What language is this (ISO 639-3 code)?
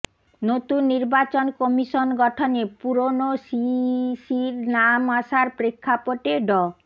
ben